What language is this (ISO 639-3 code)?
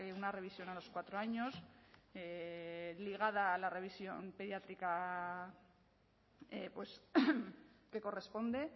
spa